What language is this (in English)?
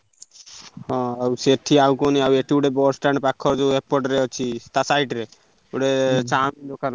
Odia